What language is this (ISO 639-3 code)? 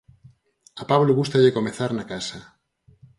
glg